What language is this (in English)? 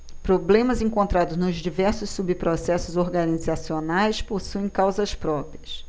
Portuguese